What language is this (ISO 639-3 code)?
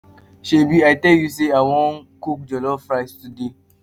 pcm